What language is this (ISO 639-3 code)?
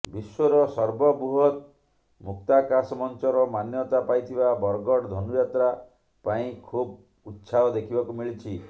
ori